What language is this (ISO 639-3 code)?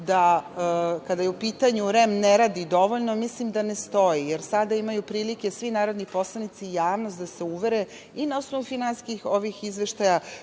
srp